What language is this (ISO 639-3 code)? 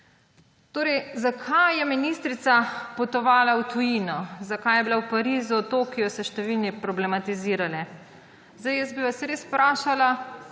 slv